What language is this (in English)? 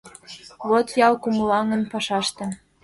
Mari